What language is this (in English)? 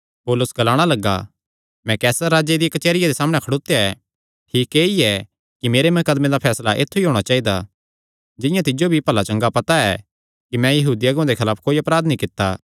Kangri